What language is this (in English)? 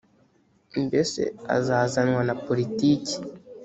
Kinyarwanda